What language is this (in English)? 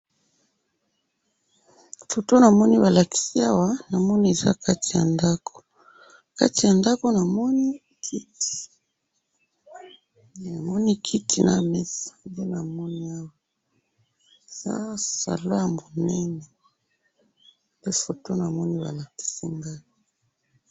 Lingala